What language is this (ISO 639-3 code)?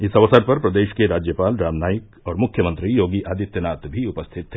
hin